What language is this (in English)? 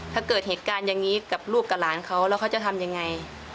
Thai